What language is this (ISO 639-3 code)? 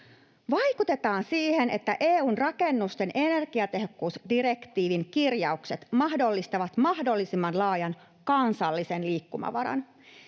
fin